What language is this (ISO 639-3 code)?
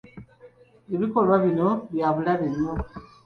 lug